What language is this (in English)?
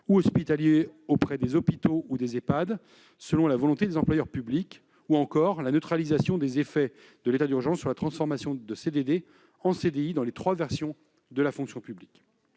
French